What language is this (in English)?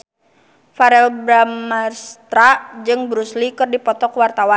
Sundanese